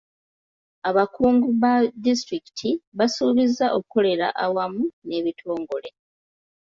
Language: Ganda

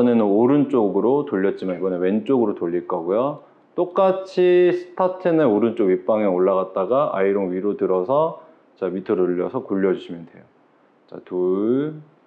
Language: Korean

